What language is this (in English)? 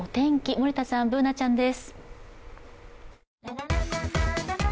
Japanese